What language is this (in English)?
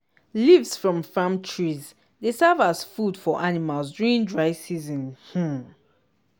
Nigerian Pidgin